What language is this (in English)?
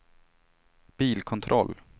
Swedish